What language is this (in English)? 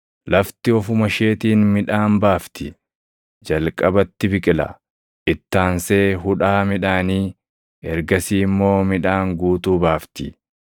Oromo